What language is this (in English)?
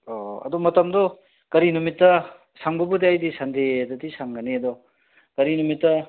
Manipuri